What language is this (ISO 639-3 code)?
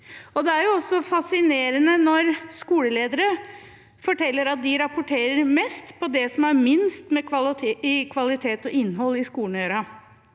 nor